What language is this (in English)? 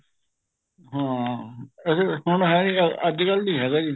Punjabi